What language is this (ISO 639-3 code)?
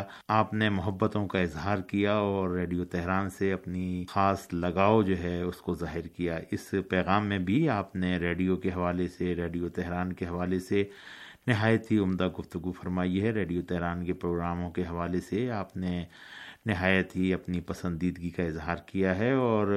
urd